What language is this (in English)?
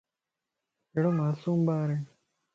Lasi